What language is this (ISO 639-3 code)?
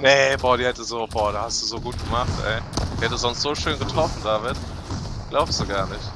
deu